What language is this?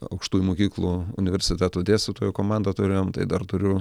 Lithuanian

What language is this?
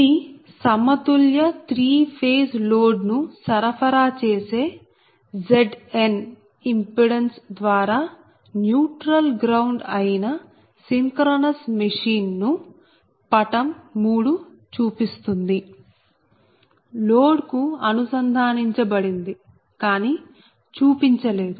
Telugu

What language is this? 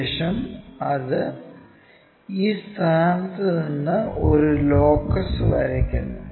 Malayalam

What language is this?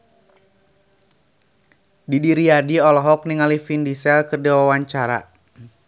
Sundanese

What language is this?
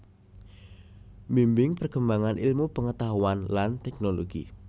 Javanese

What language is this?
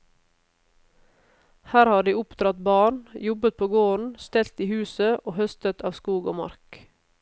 Norwegian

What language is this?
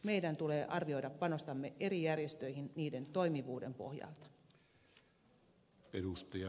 Finnish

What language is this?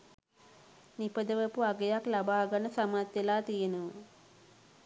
Sinhala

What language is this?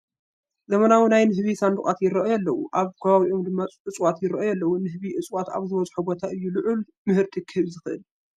Tigrinya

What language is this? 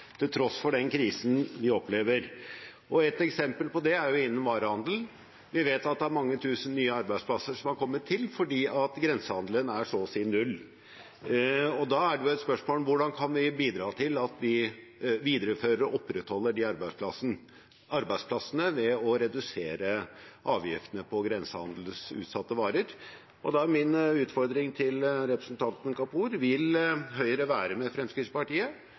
Norwegian Bokmål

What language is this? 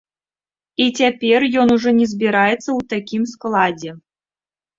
Belarusian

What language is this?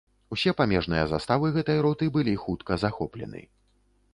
Belarusian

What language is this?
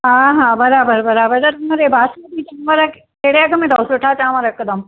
Sindhi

